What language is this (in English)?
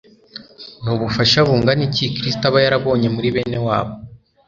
Kinyarwanda